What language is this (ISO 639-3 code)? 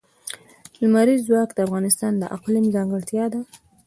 pus